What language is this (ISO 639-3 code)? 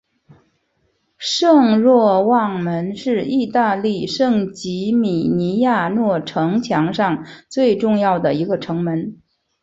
zho